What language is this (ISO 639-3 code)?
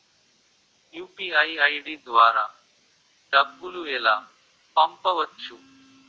tel